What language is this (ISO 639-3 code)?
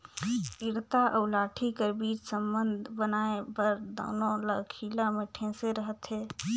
hne